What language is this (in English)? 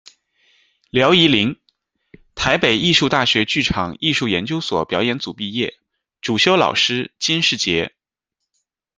Chinese